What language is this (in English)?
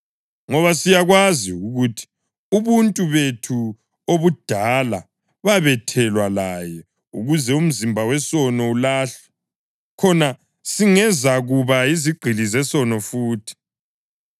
North Ndebele